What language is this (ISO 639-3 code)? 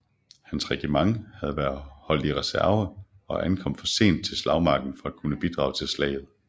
dan